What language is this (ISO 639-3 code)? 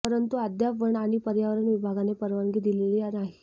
mar